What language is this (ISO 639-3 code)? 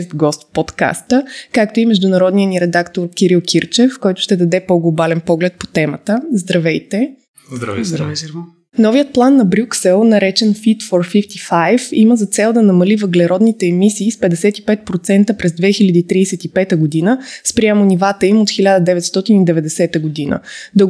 bul